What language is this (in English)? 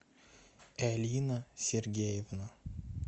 Russian